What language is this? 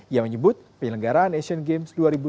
Indonesian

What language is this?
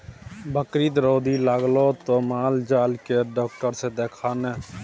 Maithili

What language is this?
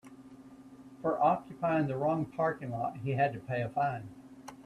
English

